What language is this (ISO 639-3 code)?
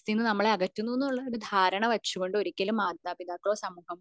mal